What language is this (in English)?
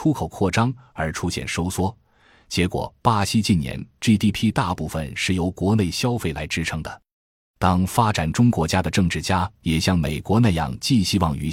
Chinese